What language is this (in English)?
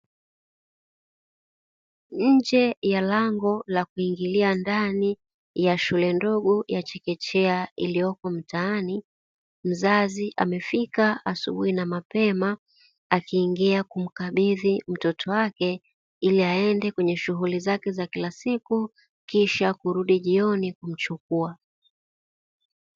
Swahili